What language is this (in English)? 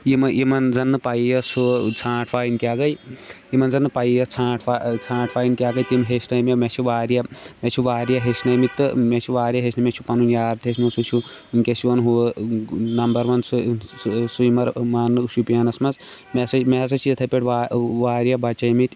Kashmiri